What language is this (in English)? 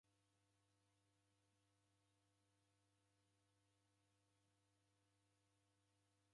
Taita